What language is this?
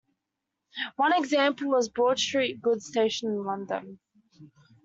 English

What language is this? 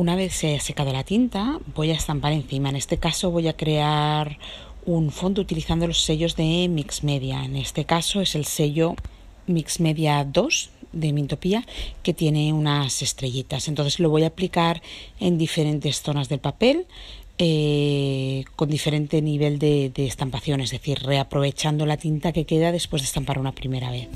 Spanish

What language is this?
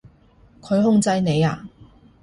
Cantonese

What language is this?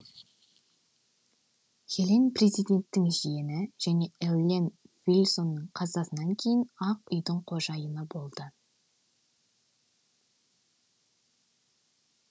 Kazakh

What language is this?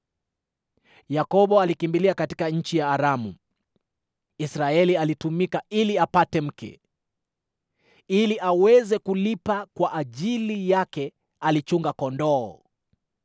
Swahili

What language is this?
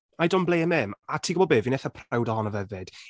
Welsh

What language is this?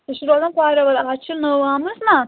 Kashmiri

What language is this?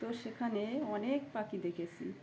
Bangla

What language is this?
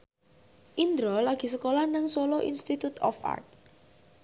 Javanese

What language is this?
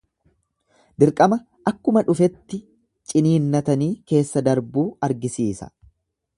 Oromo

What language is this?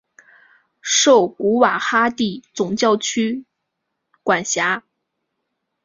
Chinese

